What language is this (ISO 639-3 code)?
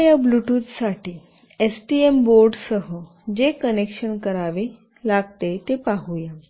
mar